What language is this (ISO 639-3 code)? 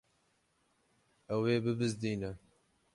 kur